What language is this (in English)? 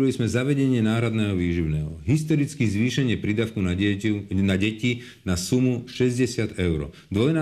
Slovak